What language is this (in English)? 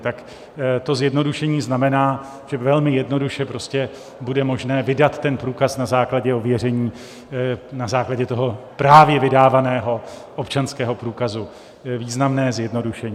Czech